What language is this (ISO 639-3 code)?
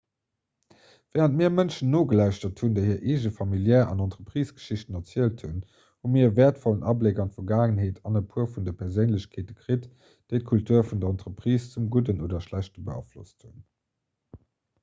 ltz